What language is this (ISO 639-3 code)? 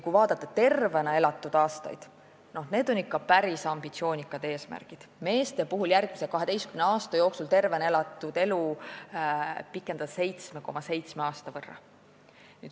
est